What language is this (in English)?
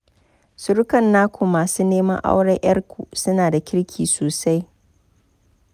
Hausa